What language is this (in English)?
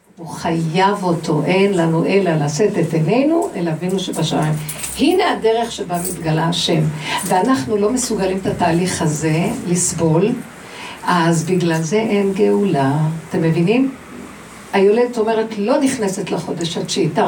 Hebrew